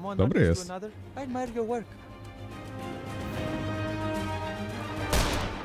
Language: Polish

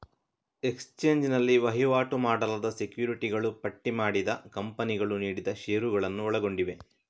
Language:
Kannada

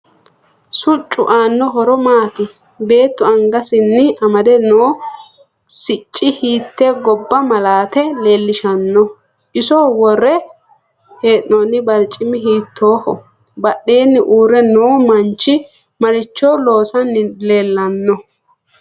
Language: Sidamo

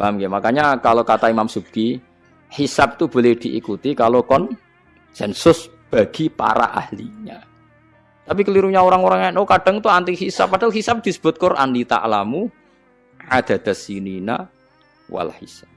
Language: Indonesian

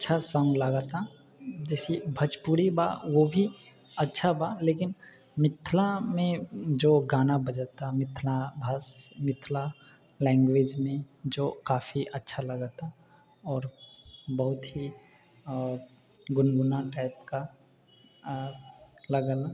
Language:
Maithili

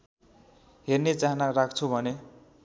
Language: Nepali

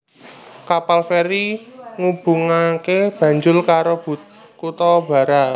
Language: Javanese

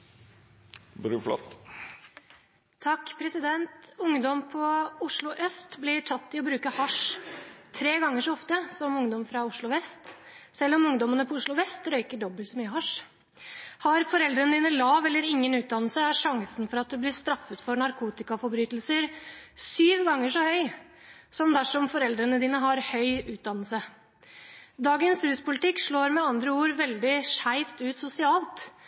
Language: Norwegian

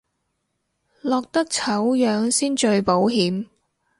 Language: Cantonese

